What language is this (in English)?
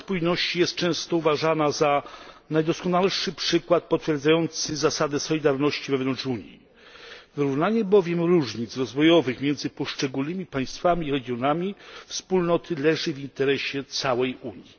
Polish